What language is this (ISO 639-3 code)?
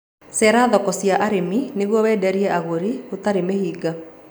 kik